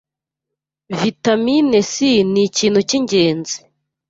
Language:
Kinyarwanda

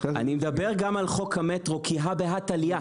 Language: Hebrew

